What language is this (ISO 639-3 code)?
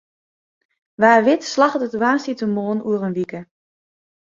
fry